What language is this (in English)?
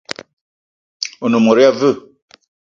Eton (Cameroon)